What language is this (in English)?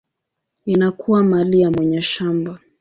Swahili